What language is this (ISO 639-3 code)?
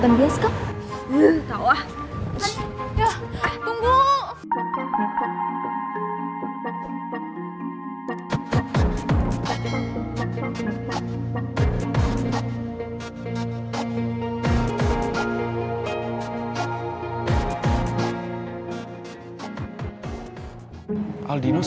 ind